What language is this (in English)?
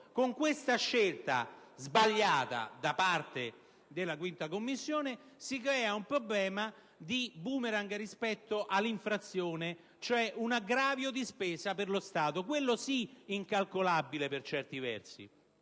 Italian